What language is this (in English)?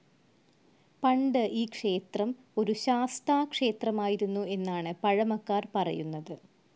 Malayalam